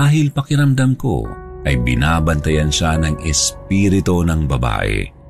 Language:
Filipino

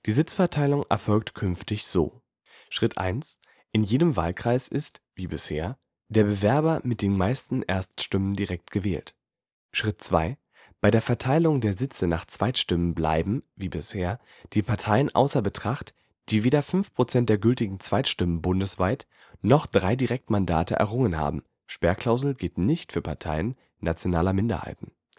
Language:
German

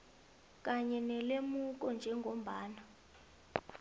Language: South Ndebele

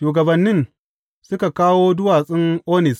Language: Hausa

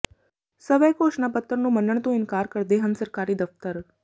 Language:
Punjabi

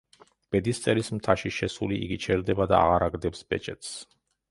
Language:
Georgian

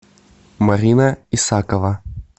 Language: Russian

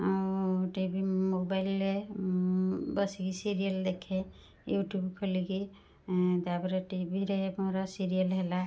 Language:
Odia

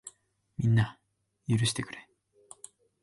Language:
Japanese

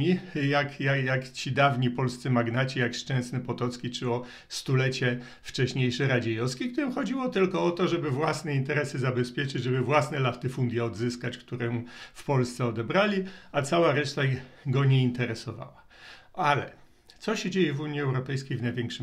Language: Polish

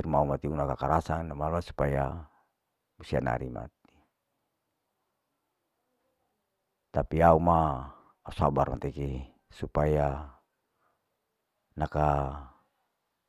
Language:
Larike-Wakasihu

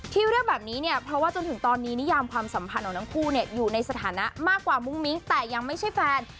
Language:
Thai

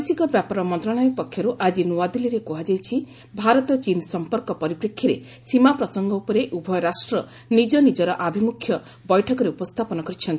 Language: Odia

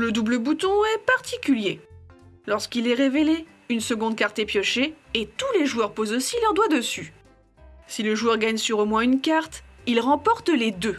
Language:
French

